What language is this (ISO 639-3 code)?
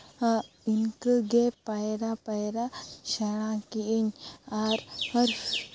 sat